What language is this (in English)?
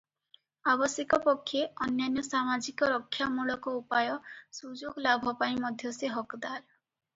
Odia